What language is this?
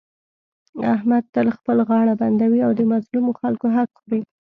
Pashto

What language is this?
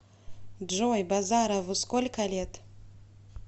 Russian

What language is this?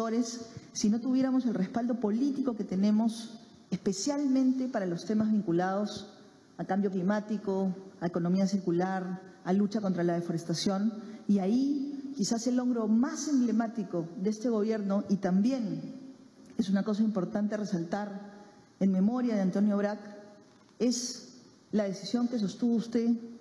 Spanish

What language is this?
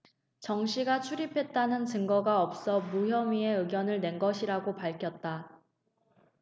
Korean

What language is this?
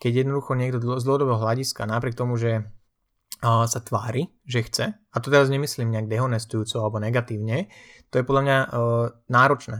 Slovak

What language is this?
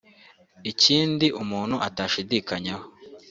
Kinyarwanda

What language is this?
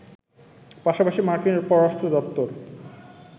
Bangla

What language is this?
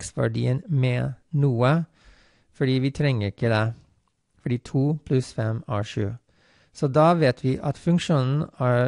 Norwegian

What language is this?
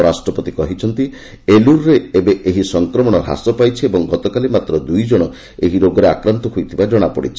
Odia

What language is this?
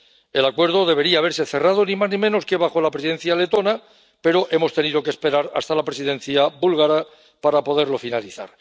Spanish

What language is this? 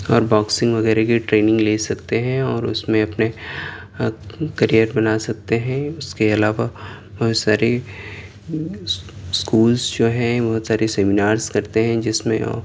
Urdu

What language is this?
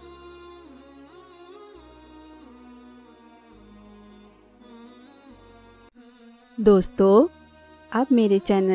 Urdu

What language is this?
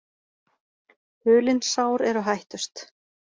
Icelandic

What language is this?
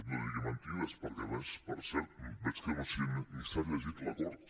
Catalan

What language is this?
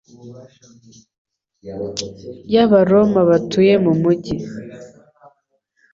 Kinyarwanda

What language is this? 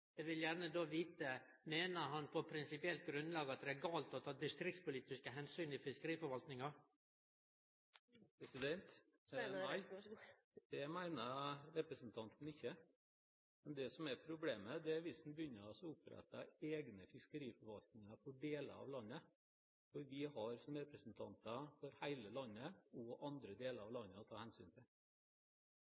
Norwegian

